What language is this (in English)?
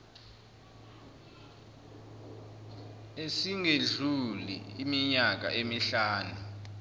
Zulu